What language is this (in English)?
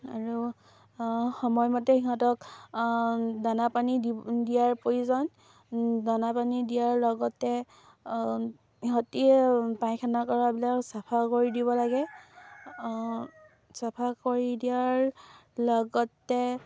Assamese